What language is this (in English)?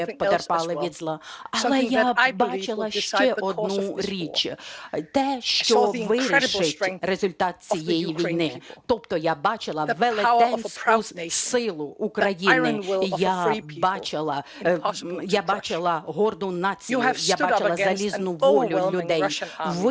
Ukrainian